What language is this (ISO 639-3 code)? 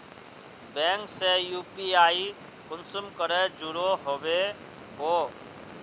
mag